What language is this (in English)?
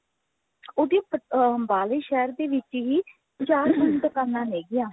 Punjabi